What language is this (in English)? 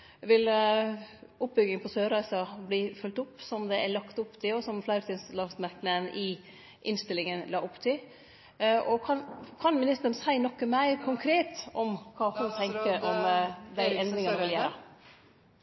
Norwegian Nynorsk